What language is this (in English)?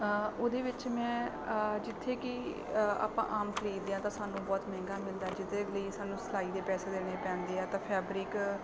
Punjabi